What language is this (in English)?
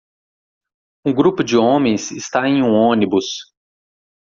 Portuguese